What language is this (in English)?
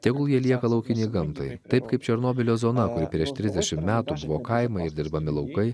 Lithuanian